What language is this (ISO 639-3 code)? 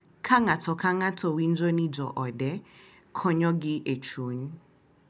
luo